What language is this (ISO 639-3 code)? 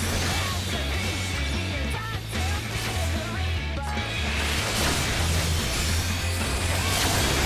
eng